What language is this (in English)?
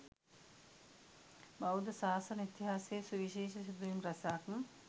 Sinhala